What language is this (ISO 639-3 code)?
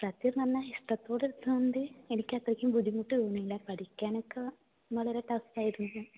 mal